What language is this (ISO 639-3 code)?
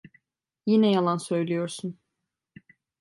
tur